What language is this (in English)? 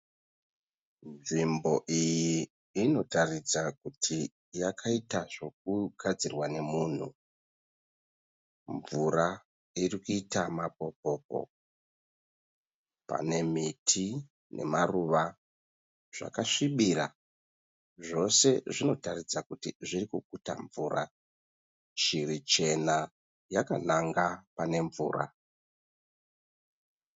Shona